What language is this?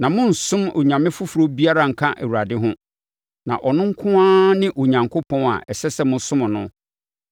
Akan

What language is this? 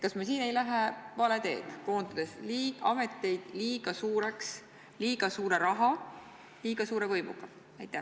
Estonian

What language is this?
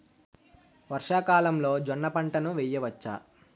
Telugu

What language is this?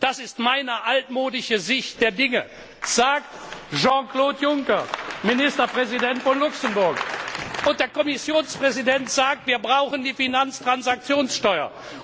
German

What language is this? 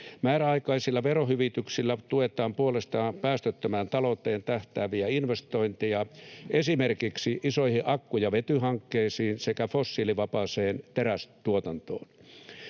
Finnish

